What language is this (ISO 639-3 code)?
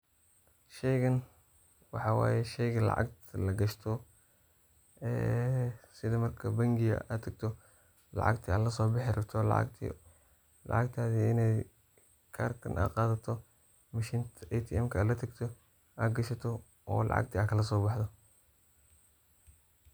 som